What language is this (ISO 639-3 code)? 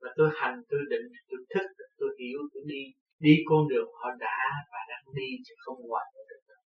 vie